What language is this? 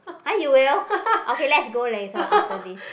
English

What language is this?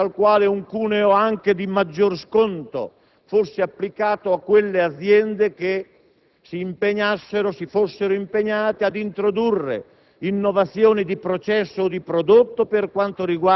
Italian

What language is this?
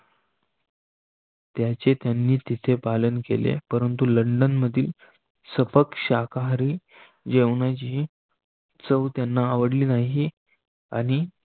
Marathi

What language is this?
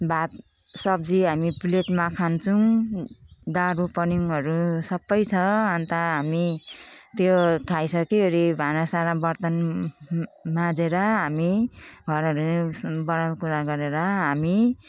Nepali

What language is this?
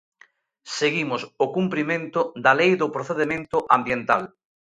Galician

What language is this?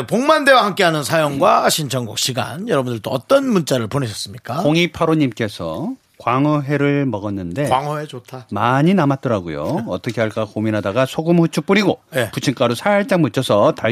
Korean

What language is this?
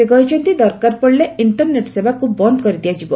Odia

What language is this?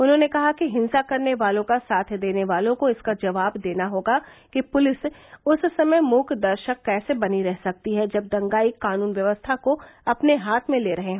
Hindi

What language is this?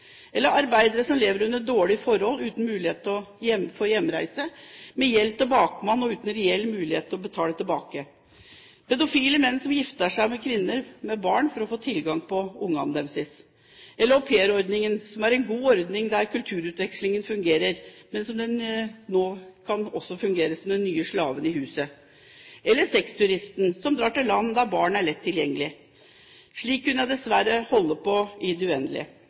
Norwegian Bokmål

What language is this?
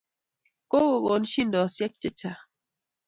Kalenjin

